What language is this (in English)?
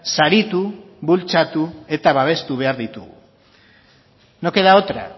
Basque